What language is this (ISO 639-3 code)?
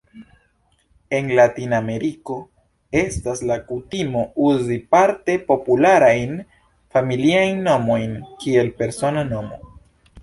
epo